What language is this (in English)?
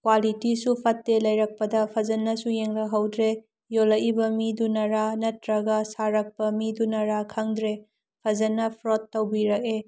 Manipuri